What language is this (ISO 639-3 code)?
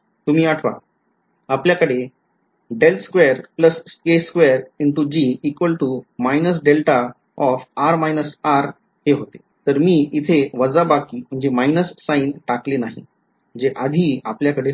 mar